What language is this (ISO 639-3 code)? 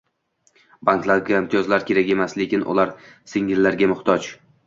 uzb